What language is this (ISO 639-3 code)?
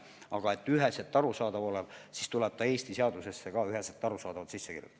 est